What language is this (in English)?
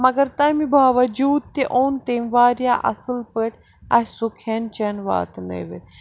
Kashmiri